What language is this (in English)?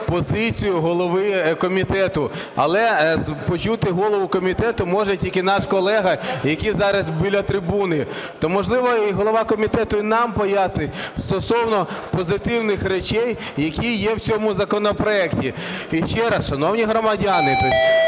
Ukrainian